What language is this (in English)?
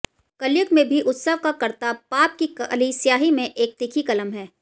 Hindi